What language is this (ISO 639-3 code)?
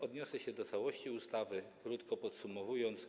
pol